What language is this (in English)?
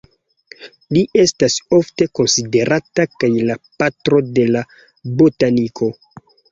Esperanto